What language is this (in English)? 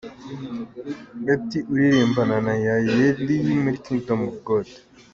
Kinyarwanda